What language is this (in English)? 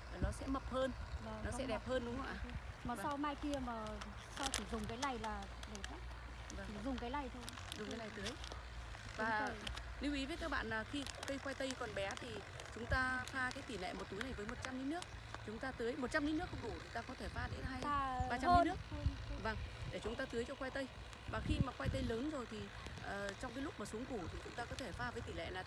Vietnamese